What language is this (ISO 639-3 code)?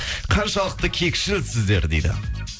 kaz